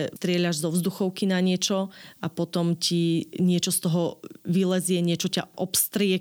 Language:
Slovak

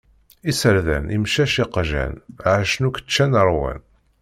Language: Kabyle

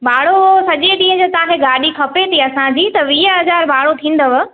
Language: Sindhi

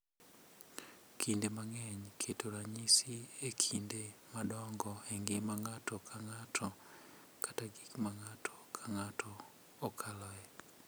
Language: Luo (Kenya and Tanzania)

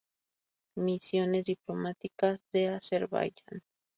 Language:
Spanish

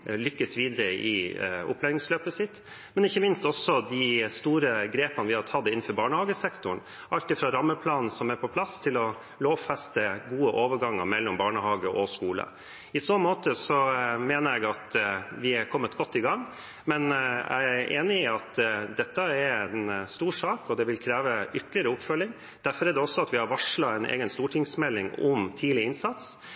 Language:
Norwegian Bokmål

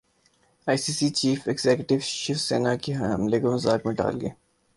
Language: Urdu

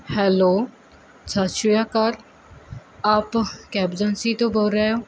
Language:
Punjabi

